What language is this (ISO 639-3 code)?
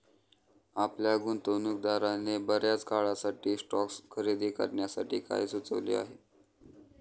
mar